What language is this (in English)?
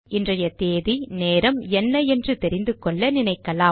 Tamil